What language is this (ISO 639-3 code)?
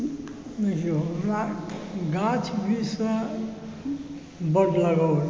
mai